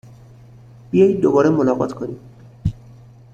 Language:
Persian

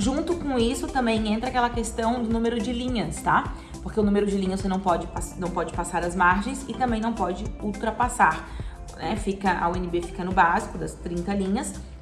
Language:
Portuguese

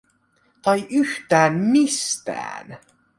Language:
Finnish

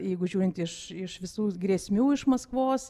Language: Lithuanian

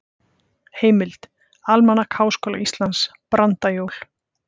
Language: Icelandic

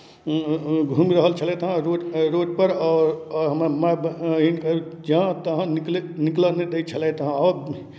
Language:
Maithili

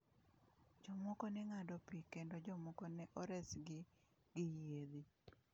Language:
Luo (Kenya and Tanzania)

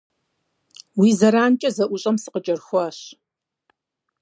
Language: Kabardian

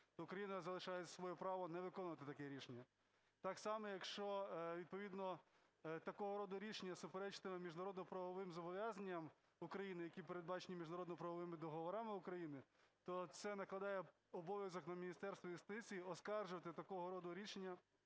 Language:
Ukrainian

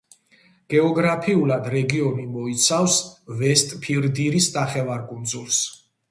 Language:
Georgian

